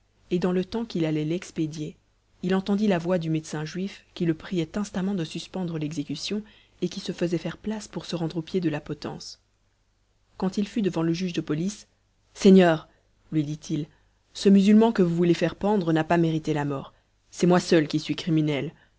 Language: French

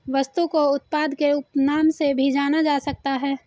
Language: Hindi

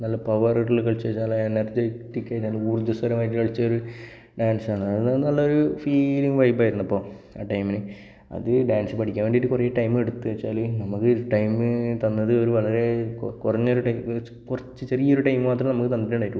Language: Malayalam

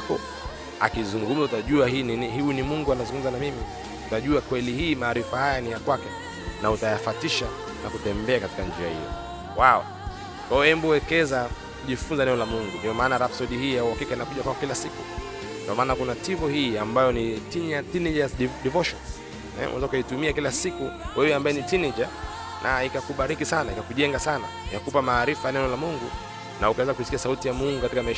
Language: Swahili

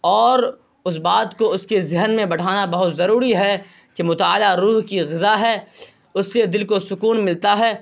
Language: Urdu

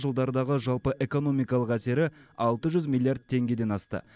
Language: Kazakh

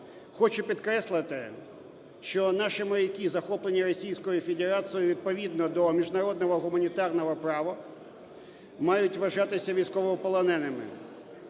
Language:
Ukrainian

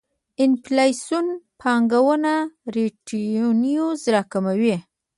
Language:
Pashto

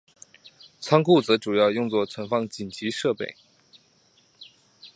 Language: Chinese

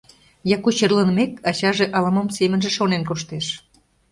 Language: Mari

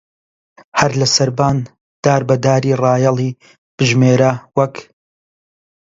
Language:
Central Kurdish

